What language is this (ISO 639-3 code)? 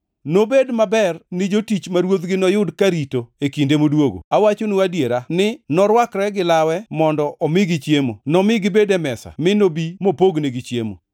luo